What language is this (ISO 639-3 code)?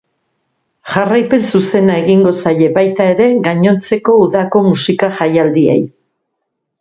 eus